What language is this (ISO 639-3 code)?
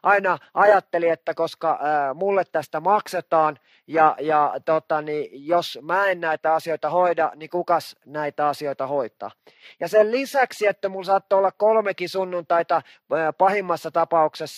fin